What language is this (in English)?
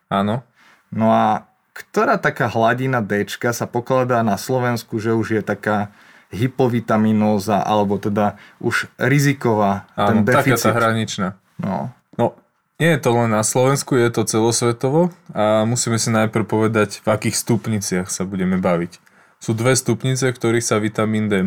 Slovak